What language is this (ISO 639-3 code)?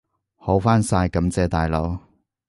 yue